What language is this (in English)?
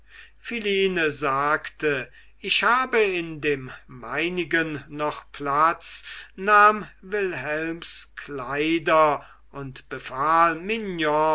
German